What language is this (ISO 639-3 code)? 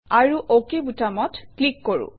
asm